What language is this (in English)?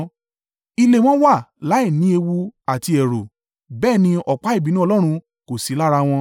Yoruba